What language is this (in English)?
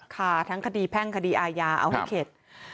Thai